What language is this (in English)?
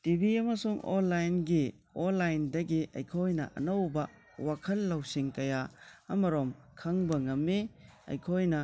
Manipuri